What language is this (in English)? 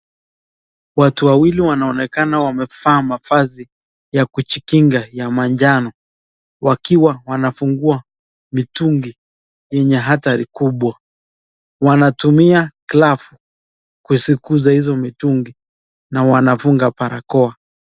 Swahili